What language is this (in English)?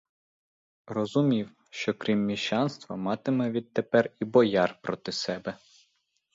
Ukrainian